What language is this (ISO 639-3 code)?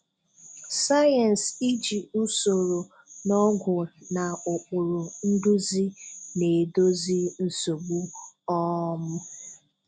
ibo